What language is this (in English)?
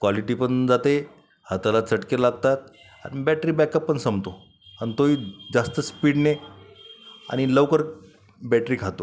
Marathi